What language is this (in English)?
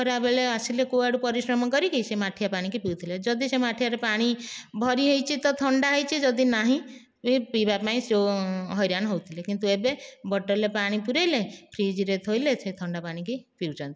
Odia